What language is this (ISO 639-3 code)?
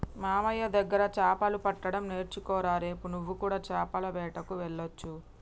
tel